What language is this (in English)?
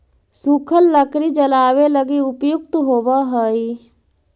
Magahi